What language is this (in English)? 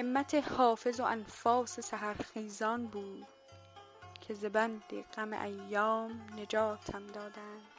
Persian